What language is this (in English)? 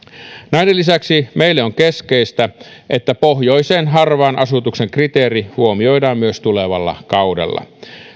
Finnish